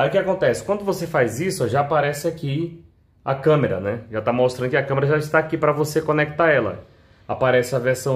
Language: Portuguese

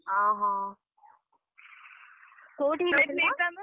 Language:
Odia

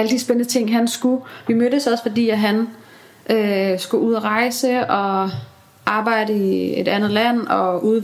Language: Danish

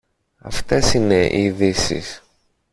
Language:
Greek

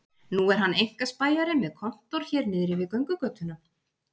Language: Icelandic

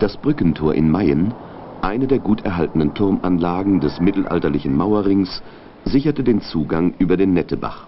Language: German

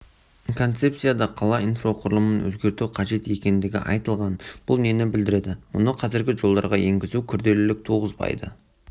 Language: Kazakh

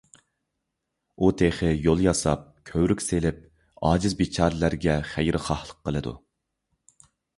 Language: Uyghur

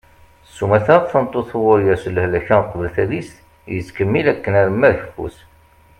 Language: Kabyle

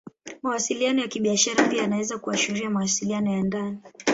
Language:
Swahili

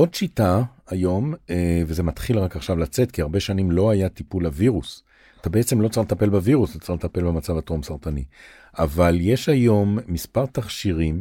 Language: Hebrew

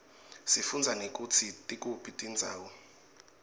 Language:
Swati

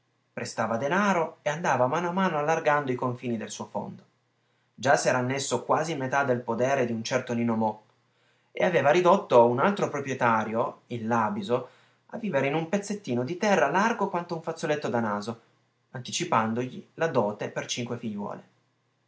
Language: Italian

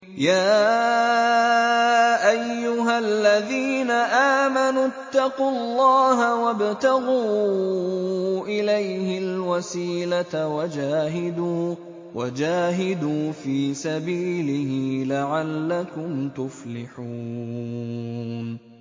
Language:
Arabic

